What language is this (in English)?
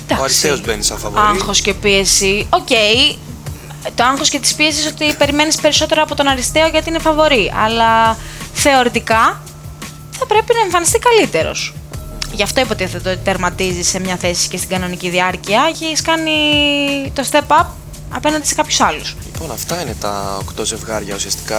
Greek